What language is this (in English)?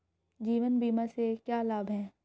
Hindi